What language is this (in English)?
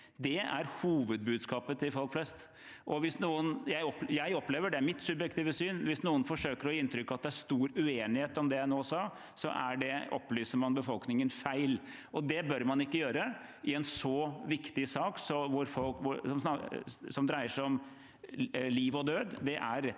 Norwegian